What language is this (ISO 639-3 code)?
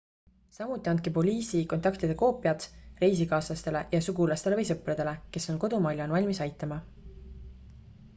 est